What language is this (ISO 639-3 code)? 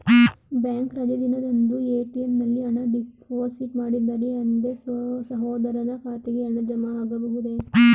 kan